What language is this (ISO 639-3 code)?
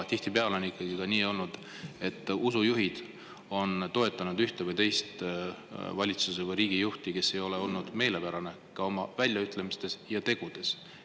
est